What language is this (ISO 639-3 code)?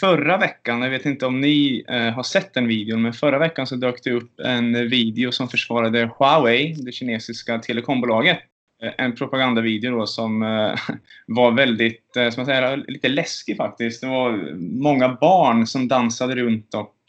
swe